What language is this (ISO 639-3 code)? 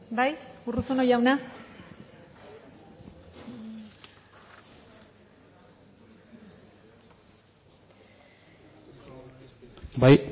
eus